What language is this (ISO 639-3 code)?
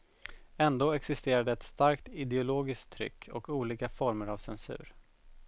swe